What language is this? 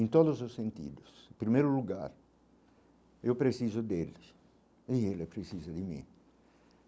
Portuguese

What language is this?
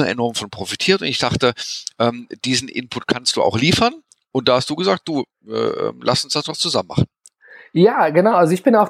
German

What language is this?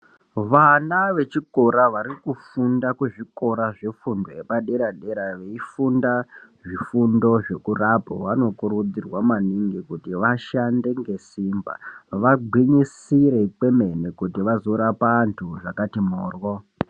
Ndau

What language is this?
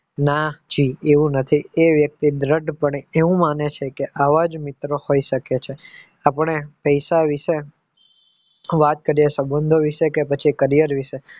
Gujarati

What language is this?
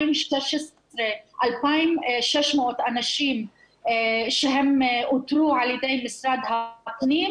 Hebrew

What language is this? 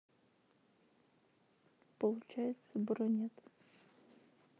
Russian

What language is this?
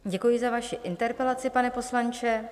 Czech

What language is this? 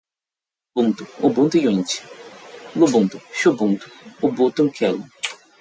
Portuguese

